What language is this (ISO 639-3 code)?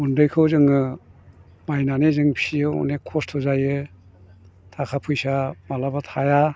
brx